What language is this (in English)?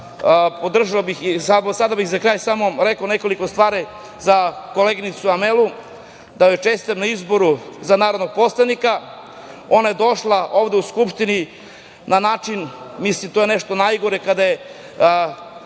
Serbian